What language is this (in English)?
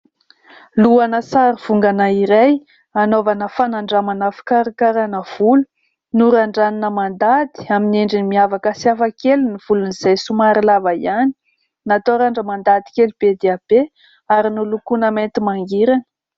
Malagasy